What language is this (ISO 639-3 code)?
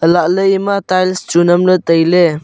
nnp